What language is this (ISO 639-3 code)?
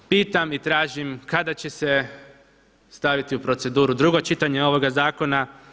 hrv